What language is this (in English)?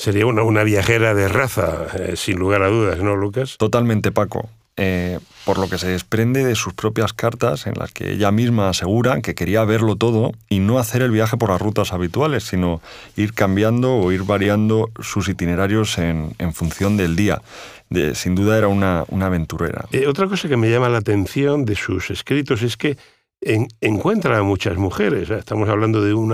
Spanish